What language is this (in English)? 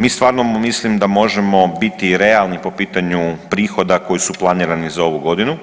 Croatian